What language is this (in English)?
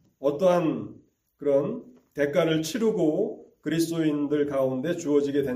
Korean